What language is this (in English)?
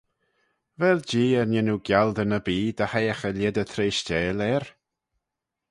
Manx